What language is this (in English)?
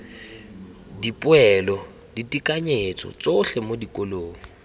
Tswana